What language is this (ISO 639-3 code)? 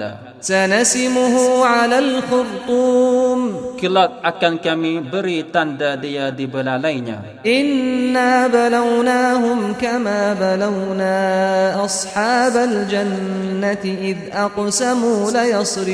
msa